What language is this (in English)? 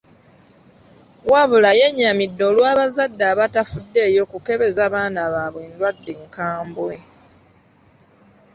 Ganda